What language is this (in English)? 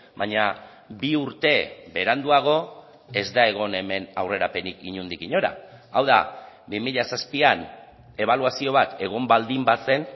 Basque